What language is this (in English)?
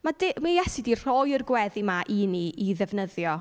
Welsh